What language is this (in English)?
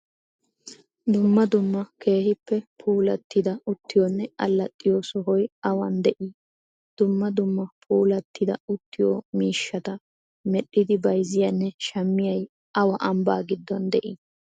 Wolaytta